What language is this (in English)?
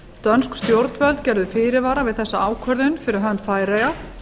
Icelandic